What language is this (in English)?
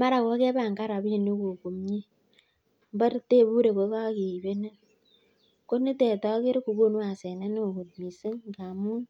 Kalenjin